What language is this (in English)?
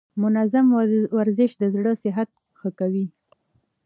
Pashto